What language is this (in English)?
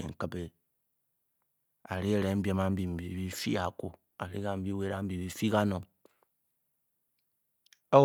Bokyi